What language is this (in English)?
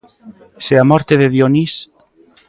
Galician